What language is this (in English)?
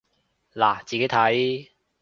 Cantonese